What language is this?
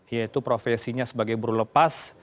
Indonesian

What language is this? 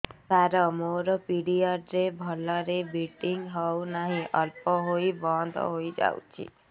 Odia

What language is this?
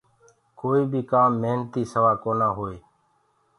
Gurgula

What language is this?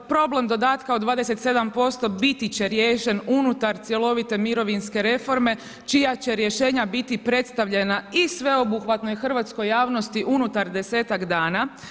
Croatian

